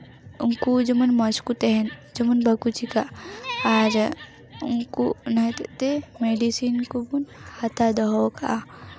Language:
Santali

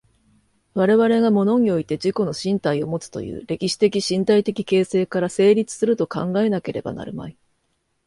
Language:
Japanese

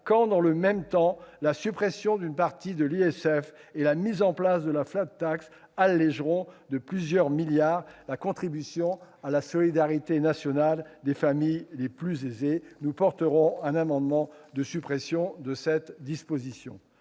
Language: French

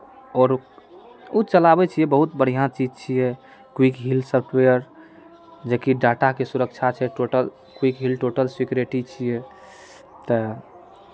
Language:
Maithili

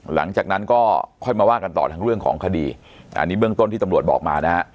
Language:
Thai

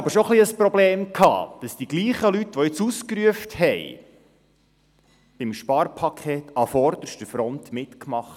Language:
Swiss German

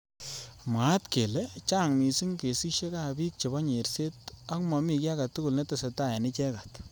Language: Kalenjin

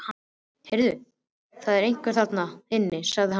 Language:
Icelandic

